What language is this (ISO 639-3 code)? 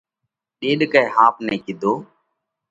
kvx